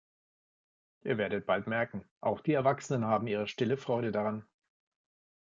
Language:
German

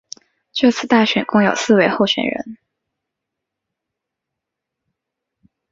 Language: Chinese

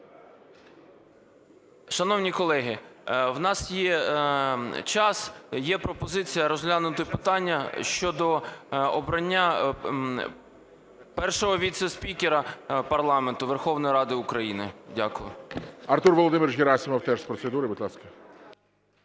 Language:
Ukrainian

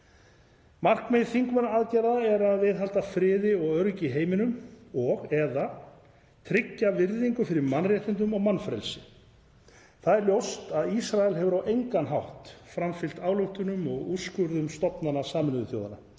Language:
Icelandic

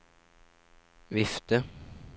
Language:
Norwegian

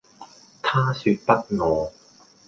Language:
Cantonese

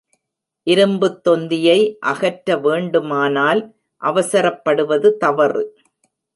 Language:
Tamil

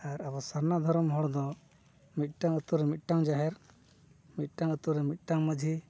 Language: Santali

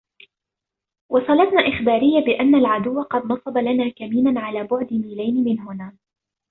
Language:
Arabic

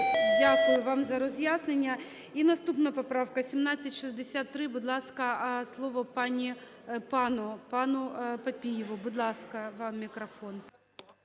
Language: Ukrainian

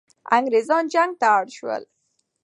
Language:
Pashto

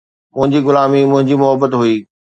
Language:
Sindhi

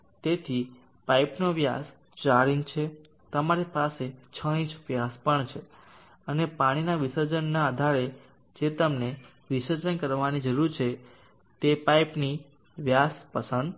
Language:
Gujarati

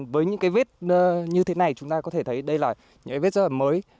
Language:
Vietnamese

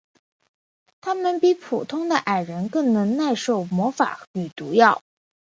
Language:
Chinese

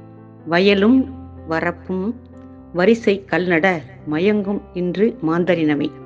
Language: Tamil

